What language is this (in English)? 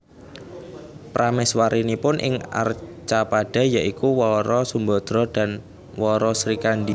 Javanese